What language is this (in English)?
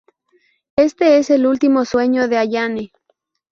Spanish